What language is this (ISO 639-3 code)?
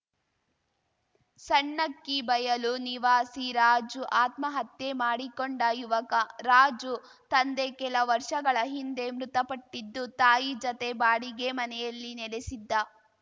kan